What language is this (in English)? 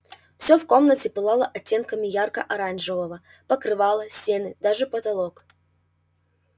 Russian